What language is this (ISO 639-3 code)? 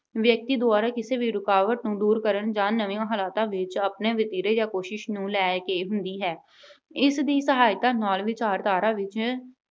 pan